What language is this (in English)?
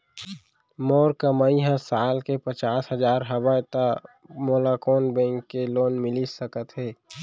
Chhattisgarhi